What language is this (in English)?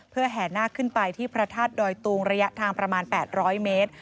Thai